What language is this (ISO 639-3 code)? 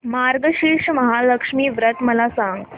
mar